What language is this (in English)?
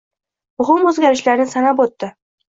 Uzbek